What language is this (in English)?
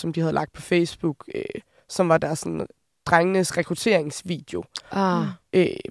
Danish